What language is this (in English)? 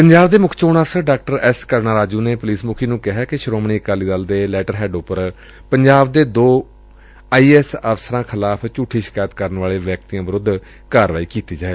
Punjabi